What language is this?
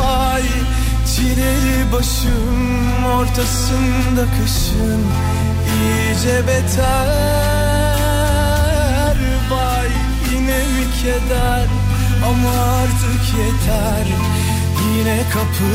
Turkish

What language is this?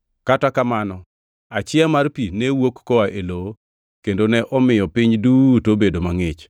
Luo (Kenya and Tanzania)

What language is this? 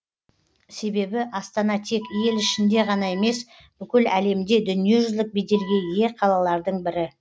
Kazakh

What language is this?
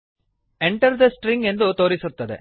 Kannada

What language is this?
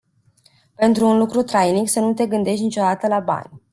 Romanian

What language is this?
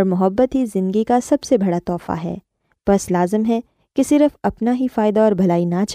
Urdu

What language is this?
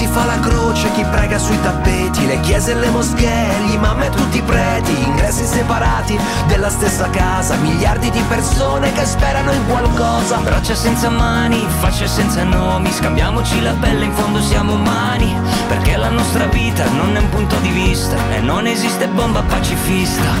Croatian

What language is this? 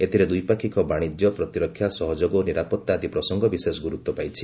Odia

